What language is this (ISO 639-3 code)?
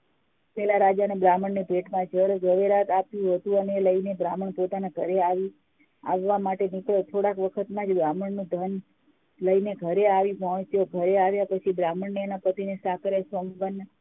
guj